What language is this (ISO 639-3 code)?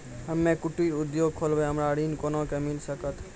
mai